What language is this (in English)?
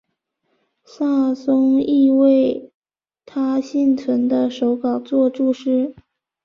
Chinese